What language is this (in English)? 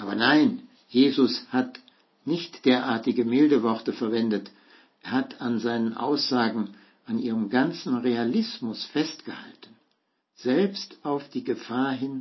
German